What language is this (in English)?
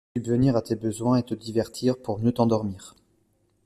French